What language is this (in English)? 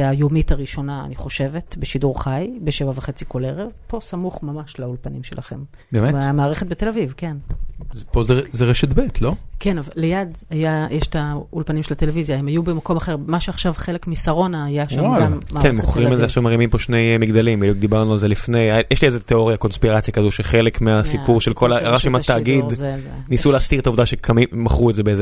Hebrew